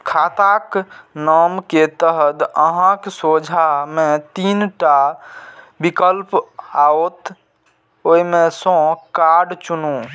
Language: Maithili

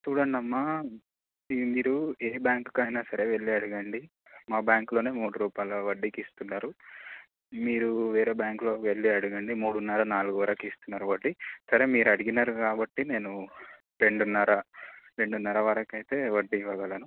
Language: Telugu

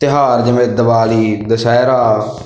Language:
Punjabi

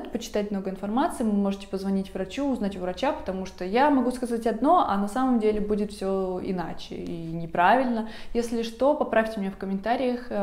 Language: Russian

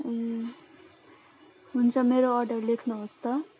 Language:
Nepali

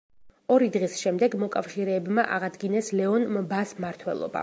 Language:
Georgian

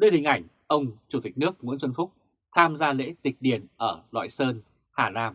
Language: Vietnamese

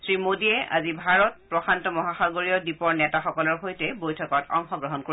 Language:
Assamese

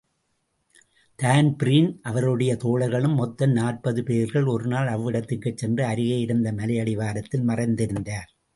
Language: Tamil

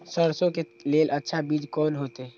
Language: Maithili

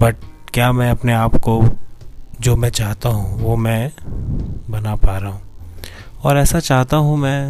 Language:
Hindi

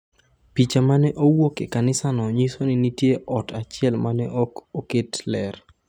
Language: Luo (Kenya and Tanzania)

